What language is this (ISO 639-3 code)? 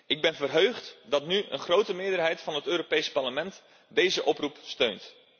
nld